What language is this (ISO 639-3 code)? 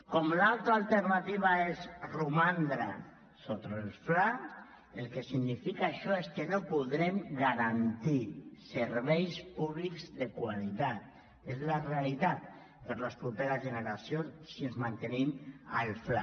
cat